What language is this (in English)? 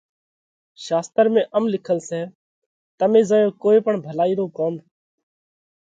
Parkari Koli